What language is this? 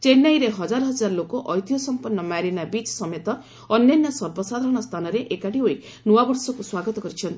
Odia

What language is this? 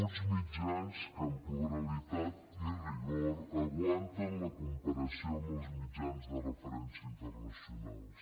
Catalan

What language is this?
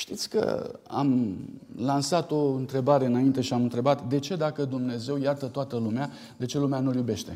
Romanian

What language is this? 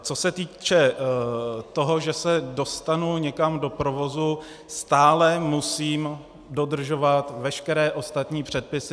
Czech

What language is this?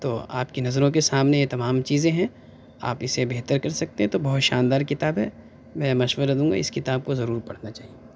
Urdu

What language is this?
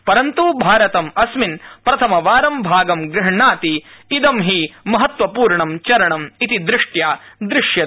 Sanskrit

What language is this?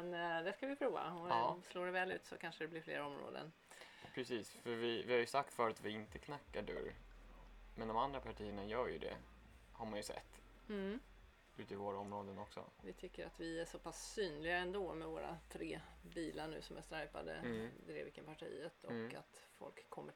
Swedish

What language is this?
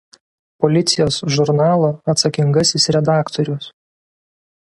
Lithuanian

